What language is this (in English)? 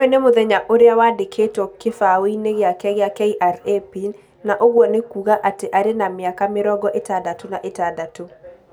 Kikuyu